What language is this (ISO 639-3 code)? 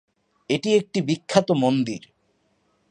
ben